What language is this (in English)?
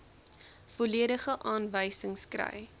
Afrikaans